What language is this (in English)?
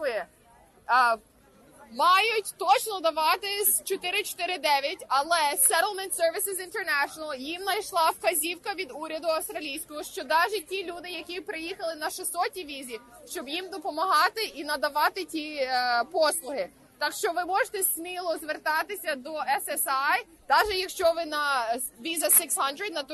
Ukrainian